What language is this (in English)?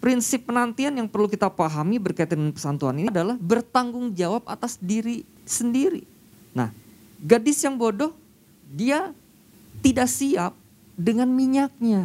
Indonesian